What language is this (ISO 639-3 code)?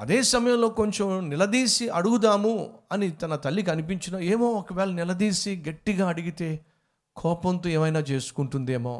tel